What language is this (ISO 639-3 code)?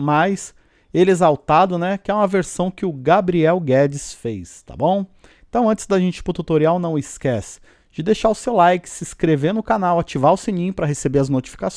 por